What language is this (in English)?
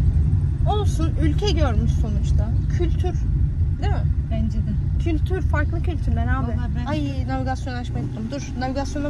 Turkish